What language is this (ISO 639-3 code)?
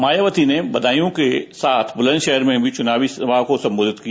hin